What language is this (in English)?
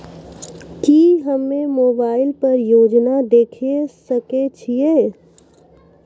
Maithili